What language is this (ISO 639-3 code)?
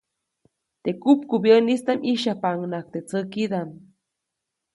zoc